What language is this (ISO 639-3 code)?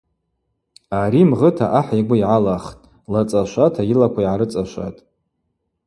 abq